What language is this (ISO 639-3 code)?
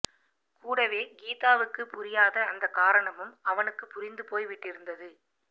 tam